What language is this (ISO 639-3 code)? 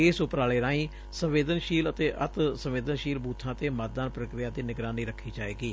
pan